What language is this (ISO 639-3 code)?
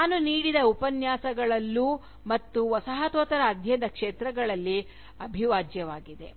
kan